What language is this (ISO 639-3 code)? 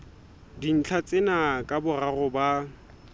sot